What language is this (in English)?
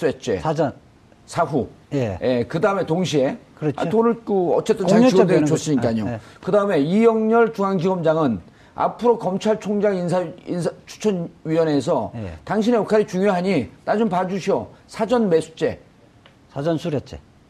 Korean